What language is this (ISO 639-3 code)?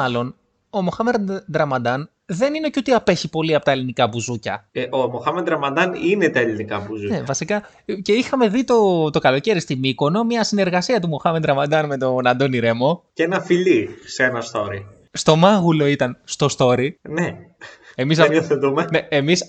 ell